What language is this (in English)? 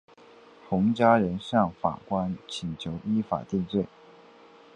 Chinese